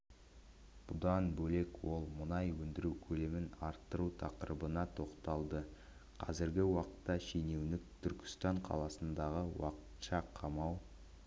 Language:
Kazakh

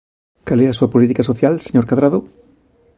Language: Galician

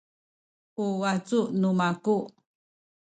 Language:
Sakizaya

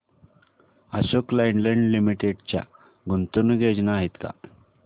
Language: Marathi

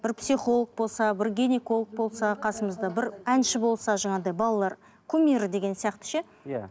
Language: Kazakh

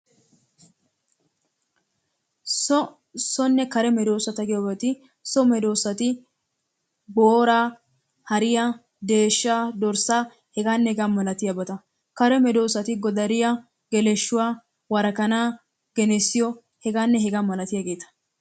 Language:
Wolaytta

